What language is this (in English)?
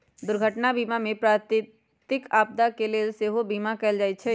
Magahi